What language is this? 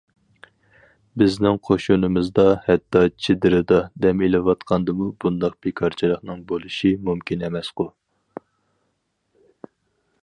Uyghur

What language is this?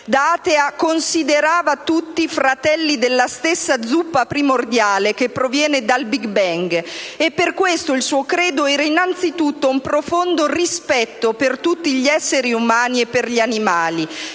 Italian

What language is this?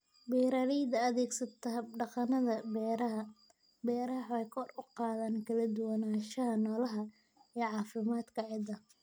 Somali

